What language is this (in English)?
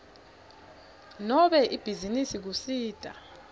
Swati